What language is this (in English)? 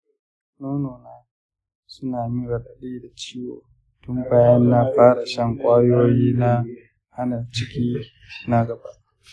Hausa